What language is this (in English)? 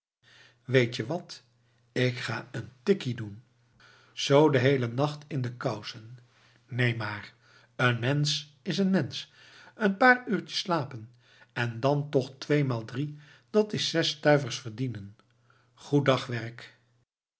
Dutch